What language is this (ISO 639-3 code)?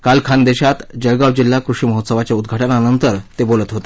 mar